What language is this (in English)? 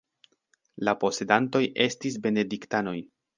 Esperanto